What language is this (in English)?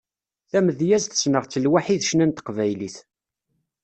Kabyle